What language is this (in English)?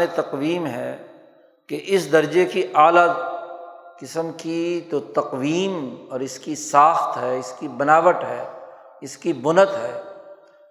Urdu